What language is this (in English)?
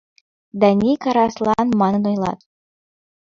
Mari